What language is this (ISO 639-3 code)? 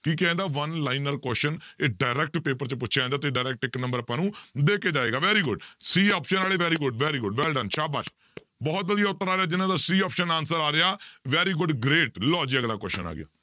pan